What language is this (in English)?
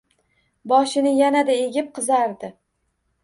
Uzbek